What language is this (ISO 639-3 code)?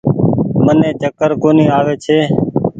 gig